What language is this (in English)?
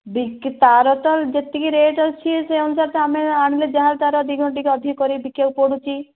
Odia